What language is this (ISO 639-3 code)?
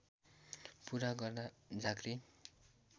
nep